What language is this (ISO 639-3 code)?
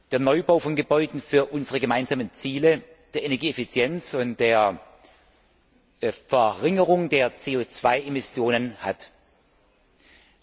deu